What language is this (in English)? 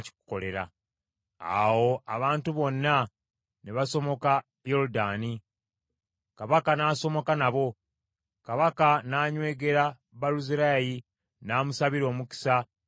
Ganda